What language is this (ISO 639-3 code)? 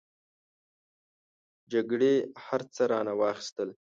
pus